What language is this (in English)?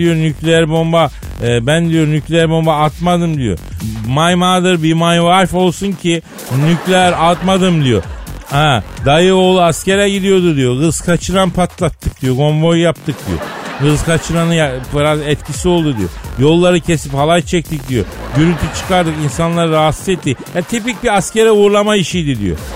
Turkish